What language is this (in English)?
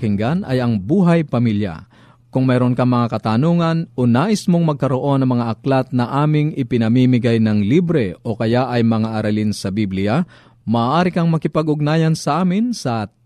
Filipino